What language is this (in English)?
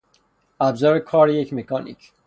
Persian